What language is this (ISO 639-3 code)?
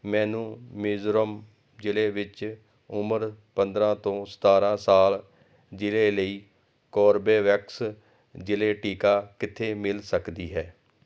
pan